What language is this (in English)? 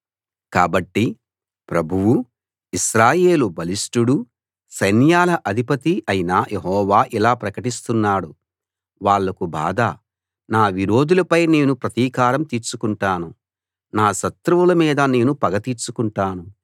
Telugu